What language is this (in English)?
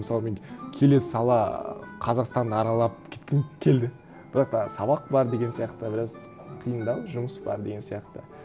Kazakh